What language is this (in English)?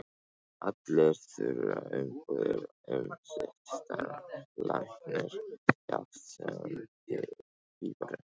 Icelandic